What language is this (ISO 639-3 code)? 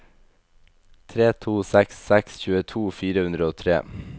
nor